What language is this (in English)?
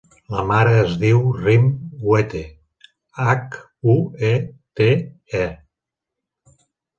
Catalan